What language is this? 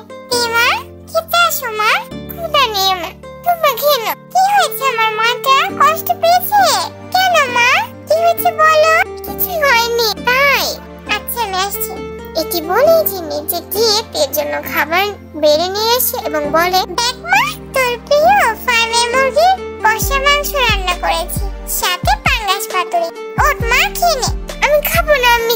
Bangla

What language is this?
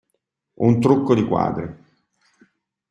Italian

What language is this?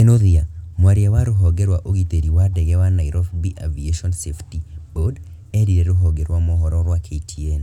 Kikuyu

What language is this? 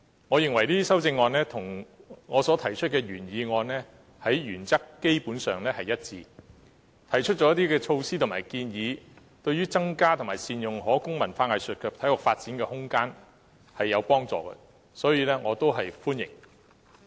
Cantonese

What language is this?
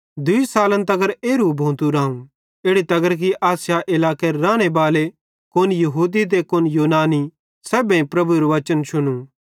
Bhadrawahi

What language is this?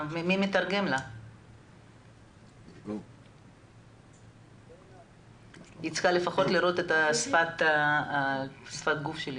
Hebrew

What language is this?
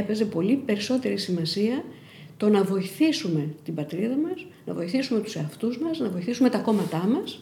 Greek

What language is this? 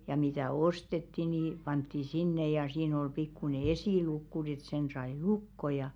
Finnish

